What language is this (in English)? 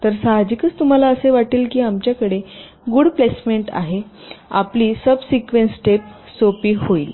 Marathi